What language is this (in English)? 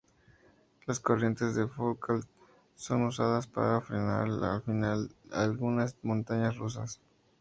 Spanish